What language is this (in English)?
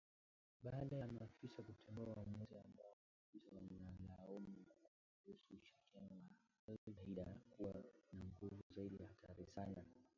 Swahili